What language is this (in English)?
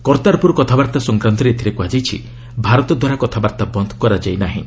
Odia